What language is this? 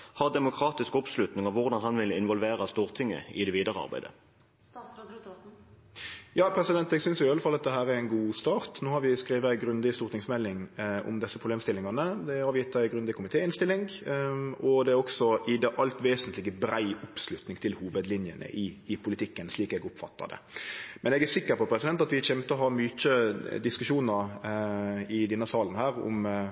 Norwegian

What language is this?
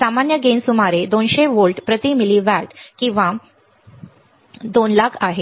Marathi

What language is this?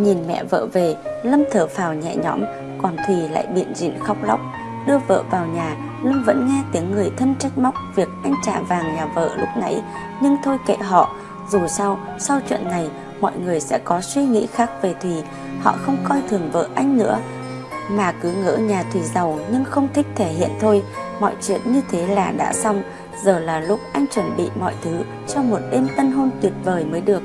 Vietnamese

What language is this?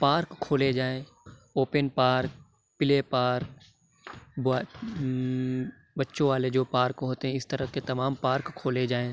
Urdu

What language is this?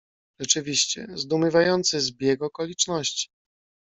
Polish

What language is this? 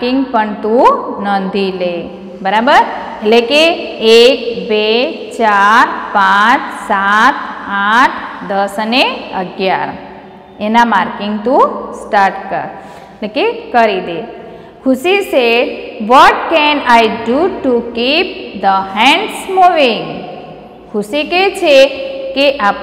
Hindi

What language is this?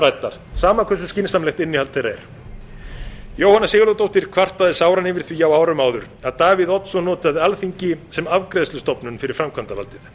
Icelandic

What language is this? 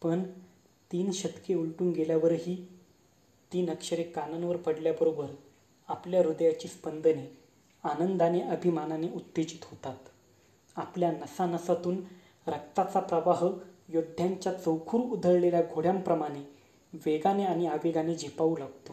Marathi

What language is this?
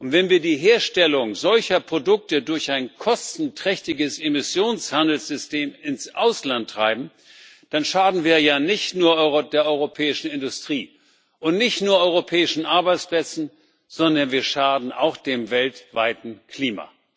German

